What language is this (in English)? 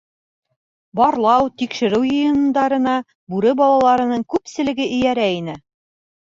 Bashkir